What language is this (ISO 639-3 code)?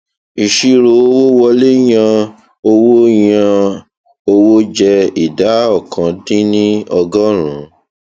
yor